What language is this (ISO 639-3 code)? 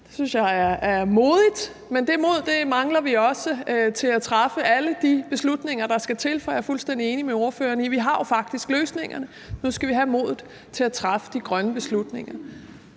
dan